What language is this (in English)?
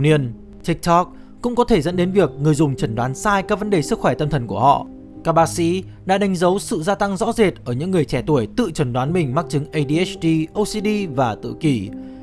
Vietnamese